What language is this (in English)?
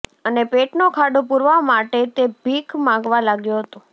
Gujarati